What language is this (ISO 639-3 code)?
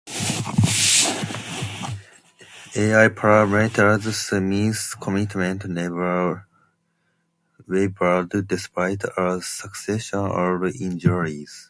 eng